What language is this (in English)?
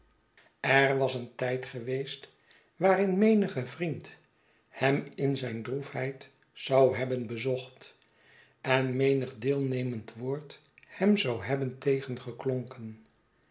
Dutch